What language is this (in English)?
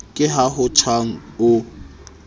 Southern Sotho